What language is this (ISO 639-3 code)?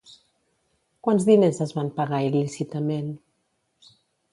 cat